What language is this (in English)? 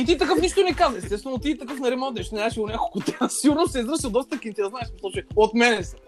Bulgarian